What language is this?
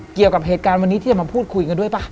Thai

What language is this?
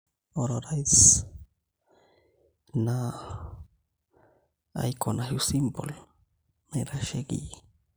Masai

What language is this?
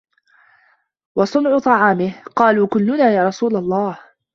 Arabic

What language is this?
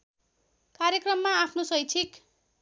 Nepali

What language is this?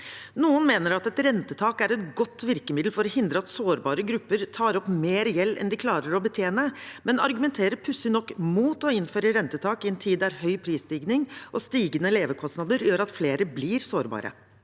Norwegian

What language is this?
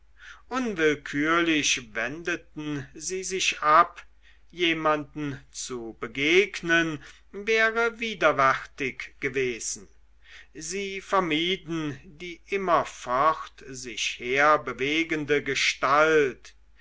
German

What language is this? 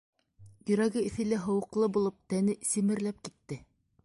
Bashkir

